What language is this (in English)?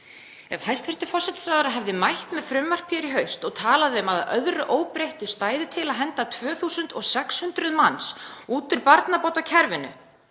Icelandic